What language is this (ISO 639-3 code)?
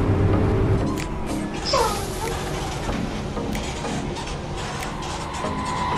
ind